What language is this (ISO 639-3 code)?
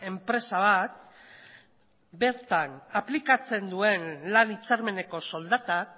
eus